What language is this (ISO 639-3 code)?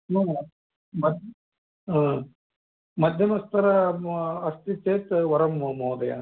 san